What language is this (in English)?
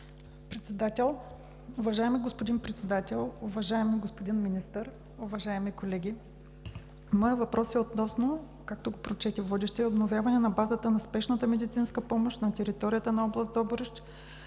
Bulgarian